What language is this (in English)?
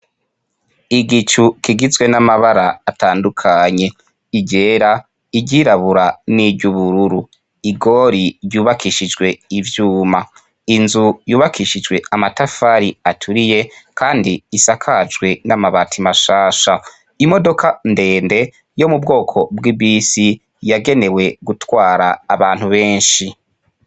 Rundi